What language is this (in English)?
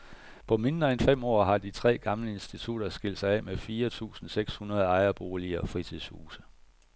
Danish